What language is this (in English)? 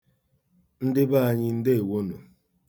Igbo